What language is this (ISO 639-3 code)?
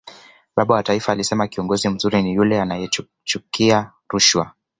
swa